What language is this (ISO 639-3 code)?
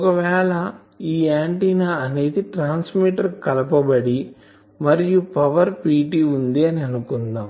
tel